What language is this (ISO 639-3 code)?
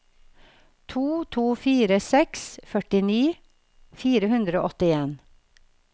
nor